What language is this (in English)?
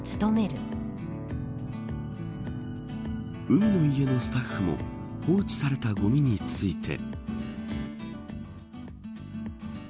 Japanese